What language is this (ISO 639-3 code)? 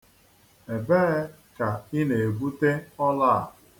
ibo